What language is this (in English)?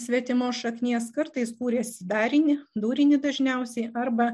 Lithuanian